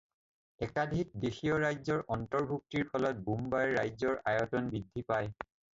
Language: Assamese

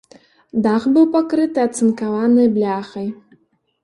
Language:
Belarusian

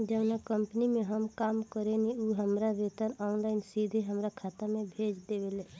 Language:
Bhojpuri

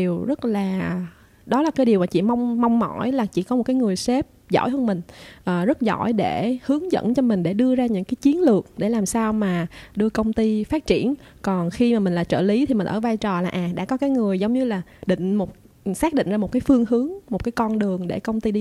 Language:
Vietnamese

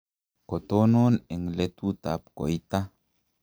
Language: Kalenjin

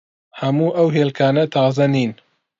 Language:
Central Kurdish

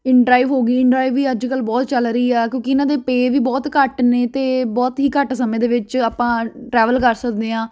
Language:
Punjabi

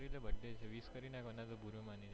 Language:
Gujarati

